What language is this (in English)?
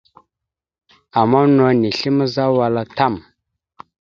Mada (Cameroon)